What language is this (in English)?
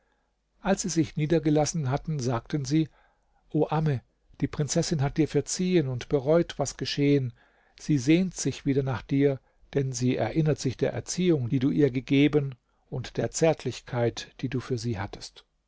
German